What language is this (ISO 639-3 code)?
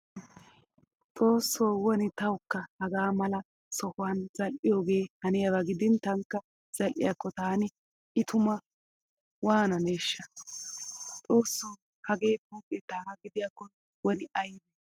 wal